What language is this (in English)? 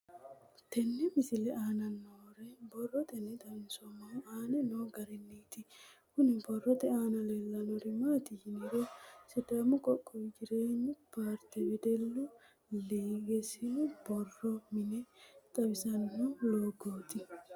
Sidamo